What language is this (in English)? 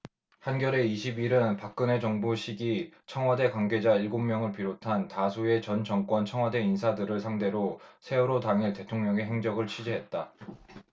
Korean